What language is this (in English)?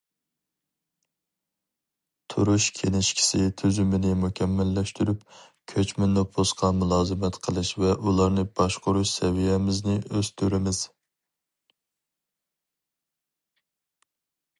Uyghur